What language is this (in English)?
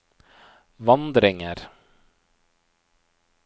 Norwegian